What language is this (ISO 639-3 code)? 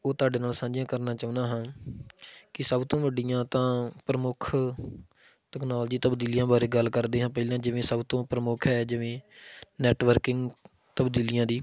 pan